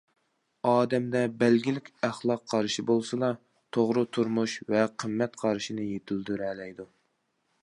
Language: Uyghur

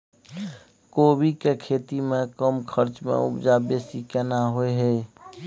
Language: Maithili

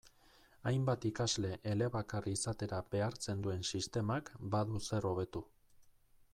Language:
Basque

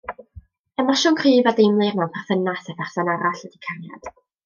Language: Welsh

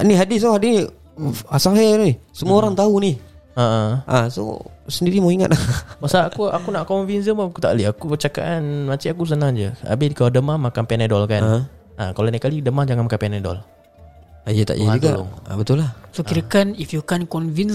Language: Malay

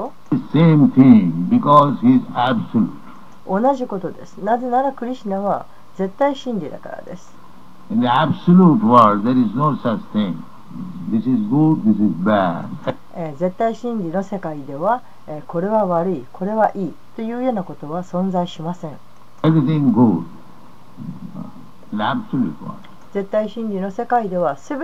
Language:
Japanese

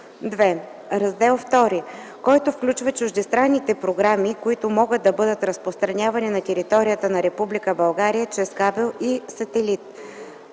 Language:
Bulgarian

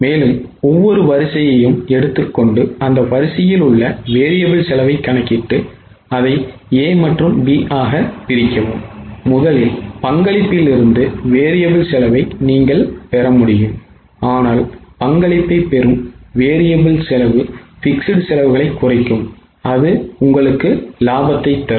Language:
Tamil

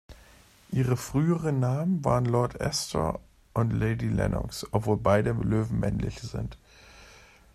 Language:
German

